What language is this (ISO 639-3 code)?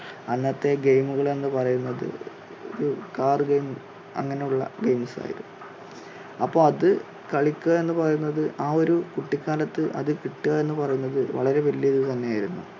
mal